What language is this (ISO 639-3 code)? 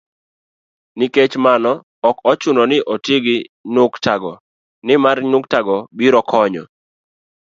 luo